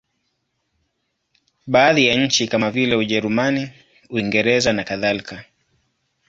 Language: Swahili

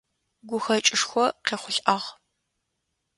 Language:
Adyghe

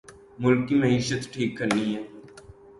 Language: Urdu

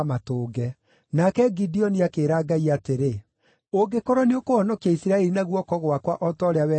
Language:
Kikuyu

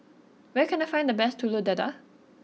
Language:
English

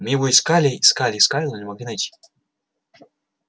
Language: Russian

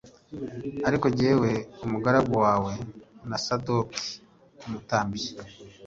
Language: Kinyarwanda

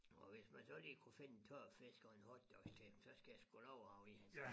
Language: Danish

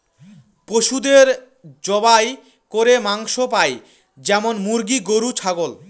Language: Bangla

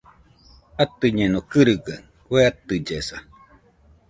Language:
Nüpode Huitoto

